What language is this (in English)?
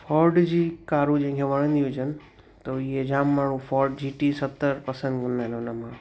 Sindhi